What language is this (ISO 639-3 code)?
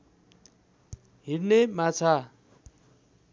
nep